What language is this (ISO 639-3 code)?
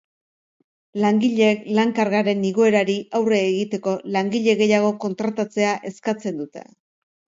eus